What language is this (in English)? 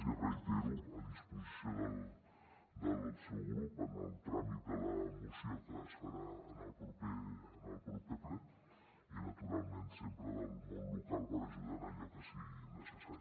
Catalan